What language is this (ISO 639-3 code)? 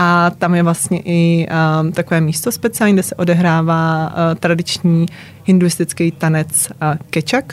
ces